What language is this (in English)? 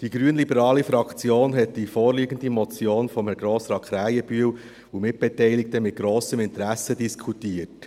Swiss German